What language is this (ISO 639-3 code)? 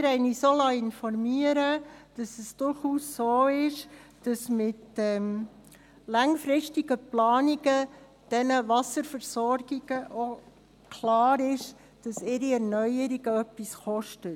gsw